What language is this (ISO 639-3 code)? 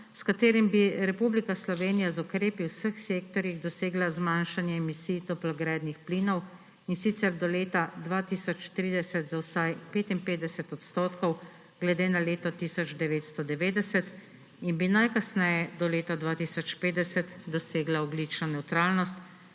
slv